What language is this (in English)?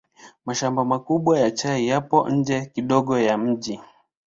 Swahili